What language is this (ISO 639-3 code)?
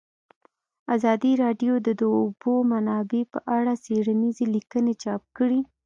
pus